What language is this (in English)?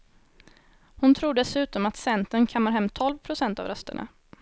Swedish